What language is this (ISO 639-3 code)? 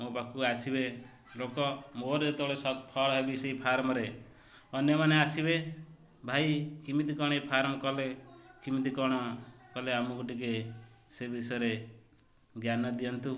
ori